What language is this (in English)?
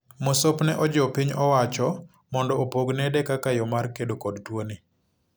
Luo (Kenya and Tanzania)